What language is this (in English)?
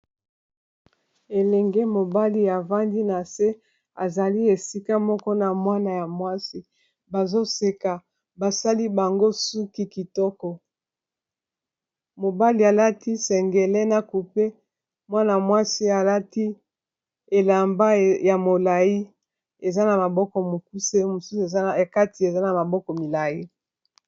Lingala